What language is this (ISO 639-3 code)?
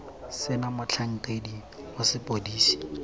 tsn